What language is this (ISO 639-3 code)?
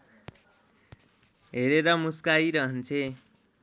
nep